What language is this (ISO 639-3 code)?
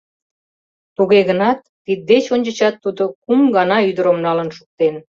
chm